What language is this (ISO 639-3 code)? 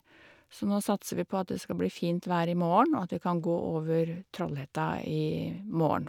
nor